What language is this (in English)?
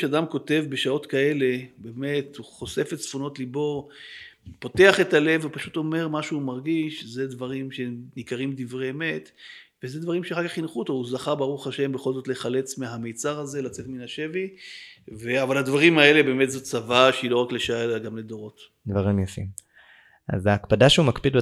Hebrew